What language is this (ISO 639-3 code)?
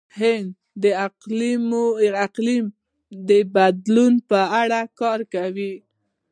pus